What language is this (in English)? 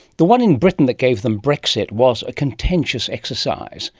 English